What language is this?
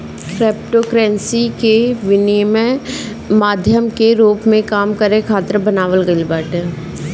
Bhojpuri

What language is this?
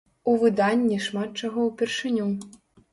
Belarusian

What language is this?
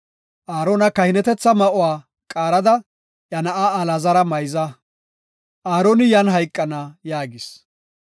Gofa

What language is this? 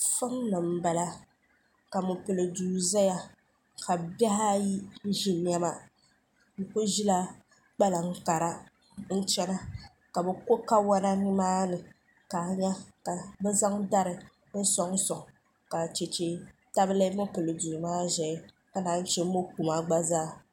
Dagbani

